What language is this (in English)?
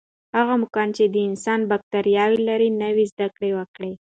Pashto